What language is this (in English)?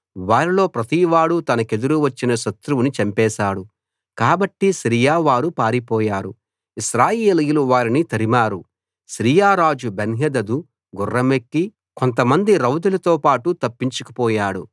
Telugu